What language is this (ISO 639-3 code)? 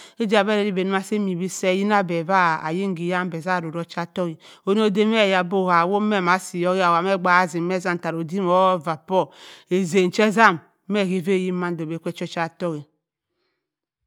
mfn